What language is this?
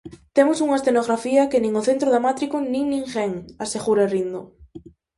Galician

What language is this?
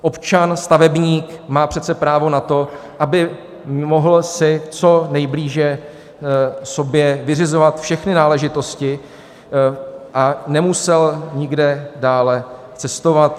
Czech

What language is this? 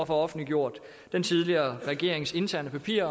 Danish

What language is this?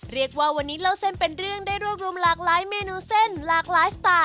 Thai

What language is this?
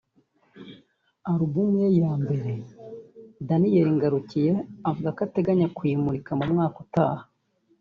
Kinyarwanda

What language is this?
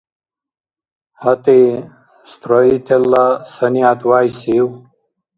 Dargwa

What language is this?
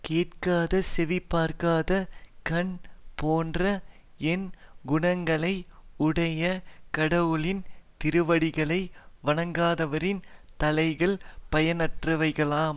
Tamil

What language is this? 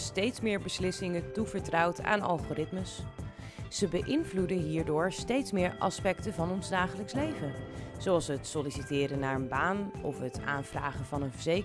Dutch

